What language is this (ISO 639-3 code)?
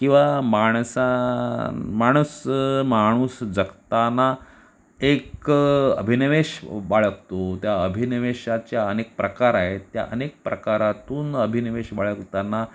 mar